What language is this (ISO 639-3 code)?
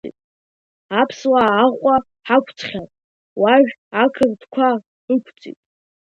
abk